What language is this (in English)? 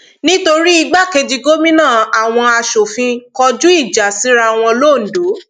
Yoruba